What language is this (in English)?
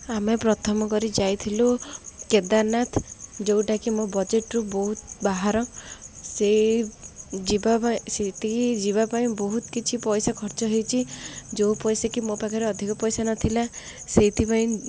Odia